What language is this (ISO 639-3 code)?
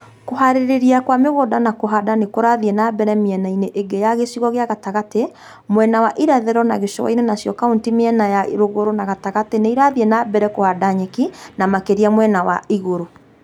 kik